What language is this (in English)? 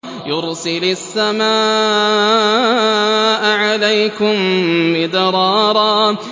Arabic